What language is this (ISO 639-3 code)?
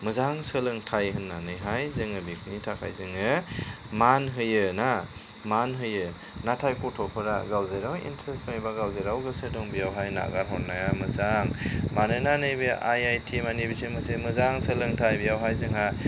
brx